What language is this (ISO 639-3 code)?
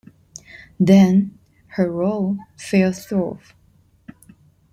eng